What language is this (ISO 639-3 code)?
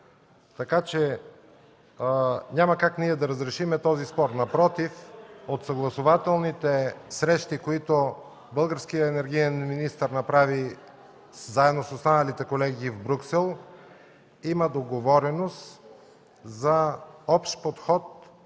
bul